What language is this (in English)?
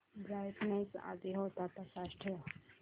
Marathi